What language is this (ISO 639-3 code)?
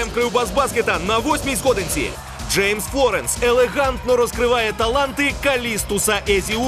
ukr